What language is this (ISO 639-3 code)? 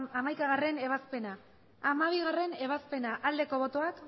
eus